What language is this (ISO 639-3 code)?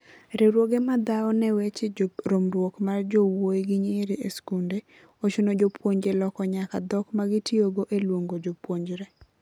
luo